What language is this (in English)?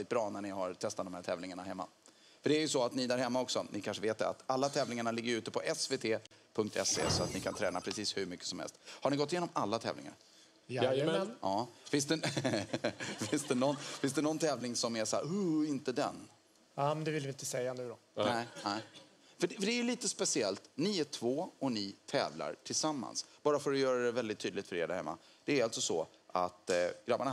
Swedish